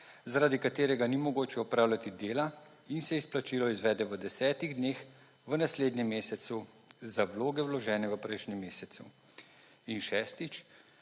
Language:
Slovenian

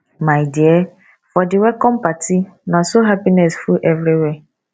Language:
Nigerian Pidgin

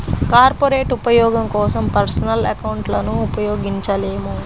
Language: Telugu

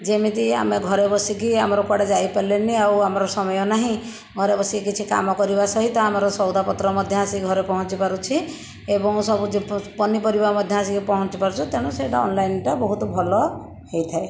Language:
Odia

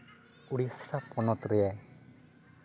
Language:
Santali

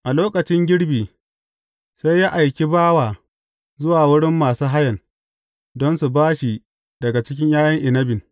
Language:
Hausa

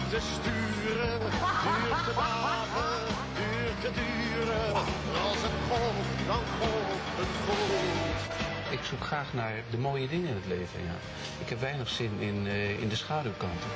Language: Dutch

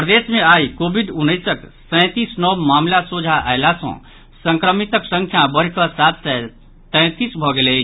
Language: Maithili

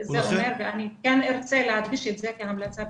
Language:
Hebrew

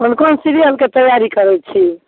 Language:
Maithili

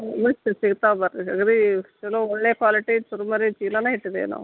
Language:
Kannada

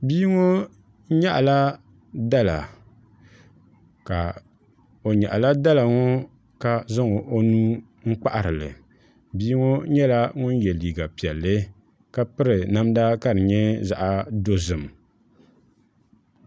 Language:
Dagbani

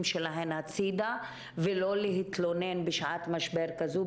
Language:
Hebrew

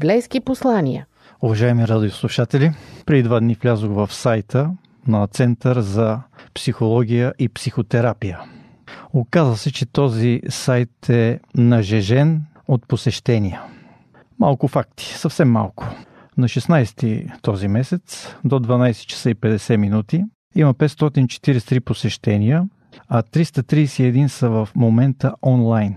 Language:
Bulgarian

